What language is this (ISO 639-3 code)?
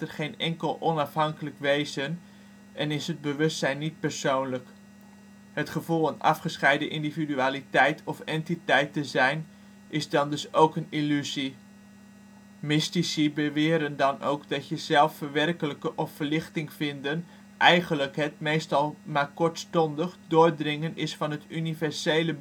nld